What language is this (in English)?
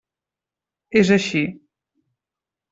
Catalan